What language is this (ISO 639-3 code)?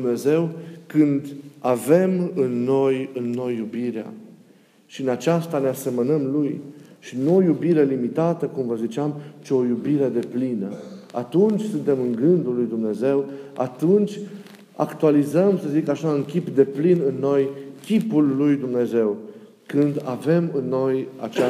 ron